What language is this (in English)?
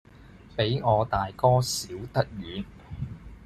Cantonese